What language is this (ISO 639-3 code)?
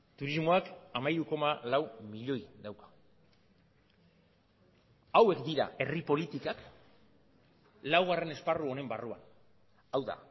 eus